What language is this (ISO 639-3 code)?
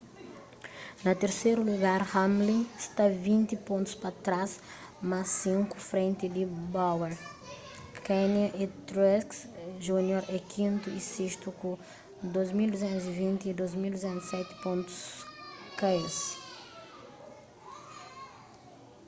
kea